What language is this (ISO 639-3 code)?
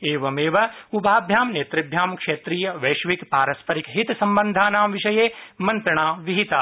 san